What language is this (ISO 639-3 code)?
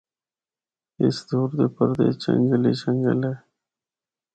hno